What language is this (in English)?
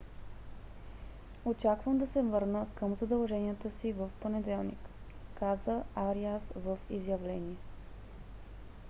Bulgarian